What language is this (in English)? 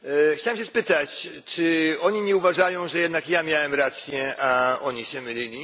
Polish